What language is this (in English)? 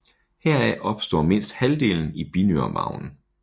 Danish